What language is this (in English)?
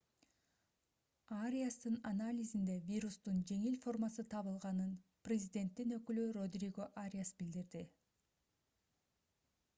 Kyrgyz